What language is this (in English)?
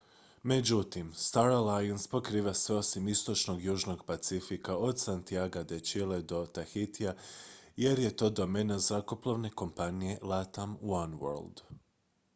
Croatian